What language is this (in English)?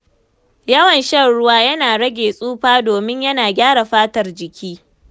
Hausa